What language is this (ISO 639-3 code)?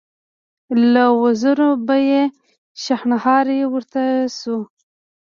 pus